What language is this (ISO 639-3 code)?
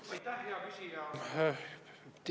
est